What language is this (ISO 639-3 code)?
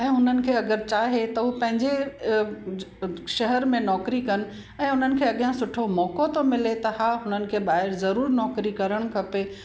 snd